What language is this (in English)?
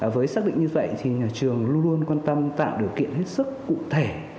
Vietnamese